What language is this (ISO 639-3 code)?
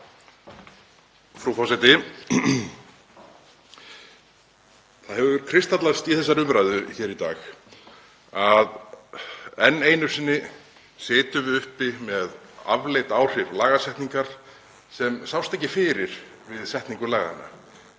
isl